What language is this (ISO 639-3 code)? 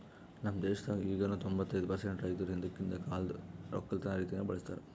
kan